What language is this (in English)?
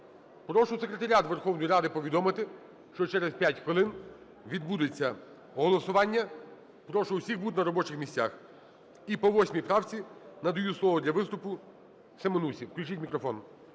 Ukrainian